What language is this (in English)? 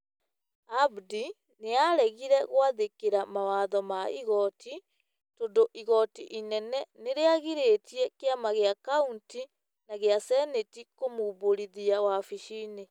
Kikuyu